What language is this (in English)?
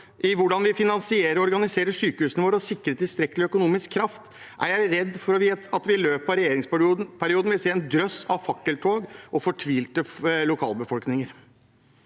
Norwegian